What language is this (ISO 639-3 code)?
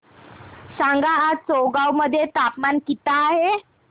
mar